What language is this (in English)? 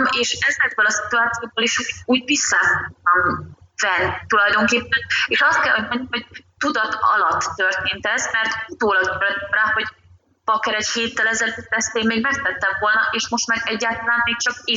Hungarian